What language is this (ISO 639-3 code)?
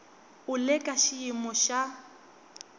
tso